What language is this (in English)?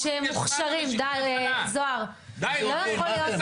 Hebrew